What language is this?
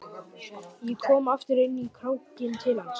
Icelandic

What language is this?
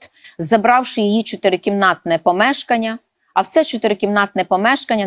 Ukrainian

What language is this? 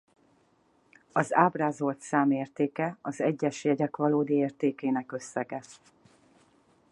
Hungarian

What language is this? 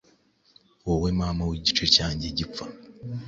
Kinyarwanda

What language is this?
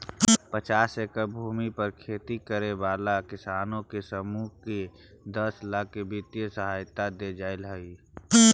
Magahi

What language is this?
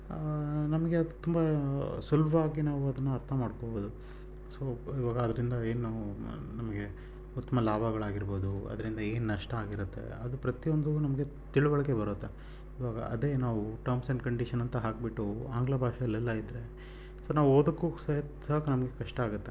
Kannada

